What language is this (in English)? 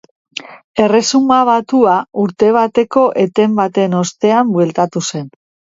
Basque